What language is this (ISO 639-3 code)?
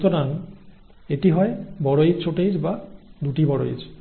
ben